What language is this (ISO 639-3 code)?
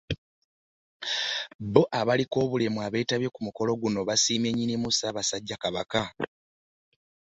lug